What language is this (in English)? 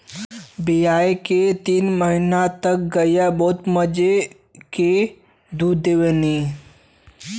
Bhojpuri